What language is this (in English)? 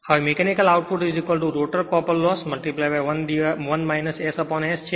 Gujarati